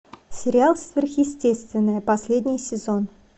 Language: Russian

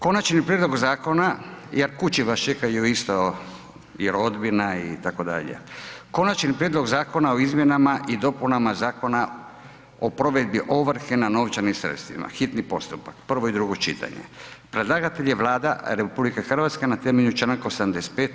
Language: Croatian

